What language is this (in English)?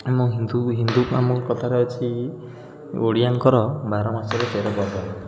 Odia